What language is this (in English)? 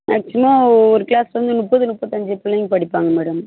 Tamil